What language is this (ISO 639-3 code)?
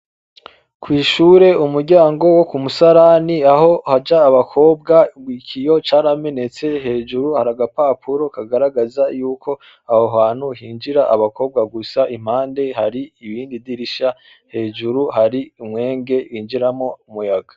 run